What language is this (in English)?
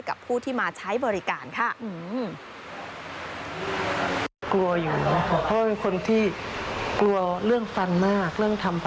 Thai